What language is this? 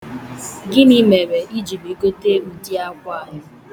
Igbo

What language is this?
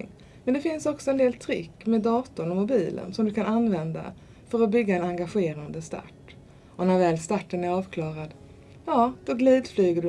Swedish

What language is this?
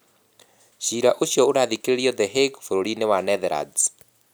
Kikuyu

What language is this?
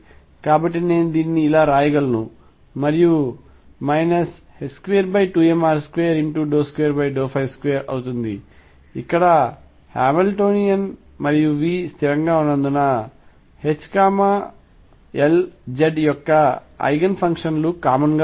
Telugu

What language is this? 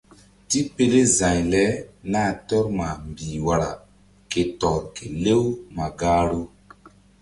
Mbum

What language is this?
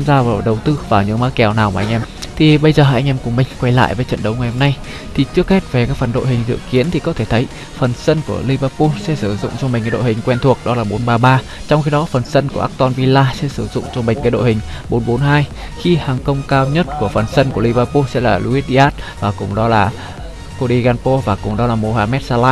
Vietnamese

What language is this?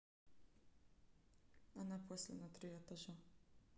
Russian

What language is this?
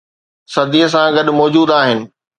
Sindhi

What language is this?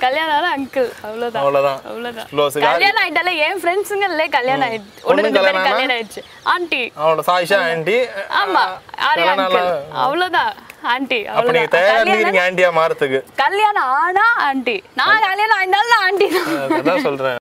Tamil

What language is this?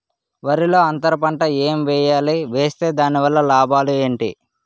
Telugu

